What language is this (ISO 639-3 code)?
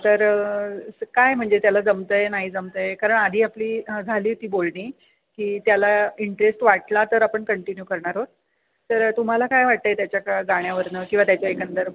mar